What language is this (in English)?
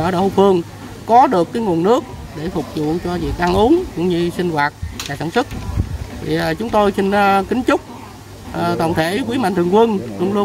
Vietnamese